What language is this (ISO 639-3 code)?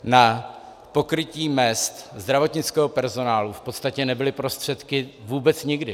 ces